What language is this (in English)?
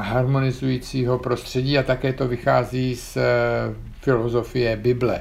Czech